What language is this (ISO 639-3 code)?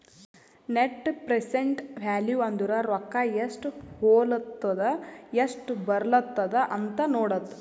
kan